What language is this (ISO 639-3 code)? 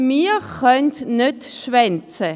gsw